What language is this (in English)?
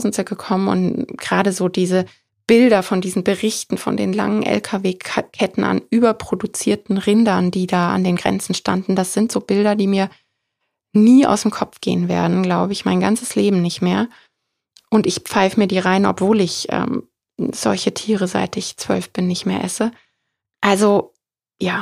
German